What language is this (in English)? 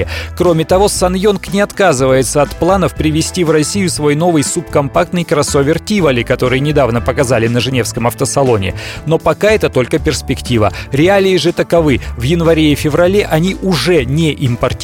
Russian